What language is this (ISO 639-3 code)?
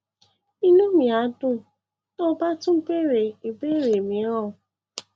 yor